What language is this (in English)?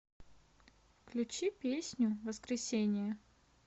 Russian